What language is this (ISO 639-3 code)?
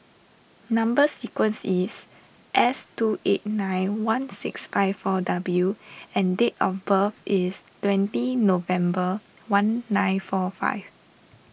eng